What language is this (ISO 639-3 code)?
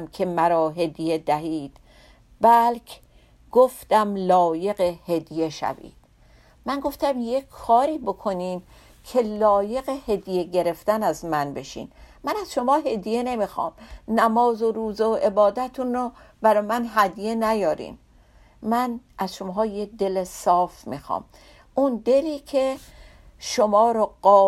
fas